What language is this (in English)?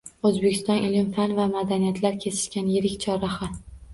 Uzbek